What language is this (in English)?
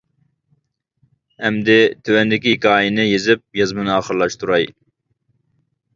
Uyghur